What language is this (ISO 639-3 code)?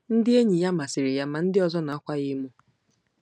ibo